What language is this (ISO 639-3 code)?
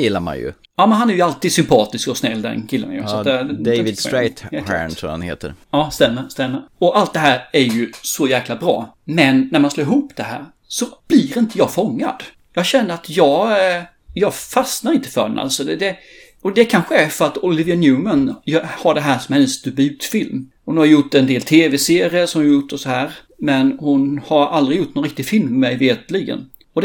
swe